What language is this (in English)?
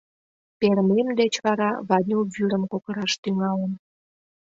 Mari